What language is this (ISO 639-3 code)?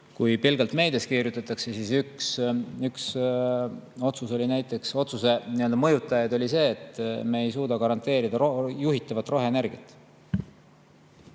est